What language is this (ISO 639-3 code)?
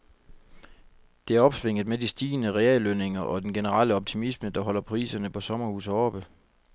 dan